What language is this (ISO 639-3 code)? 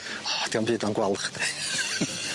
cym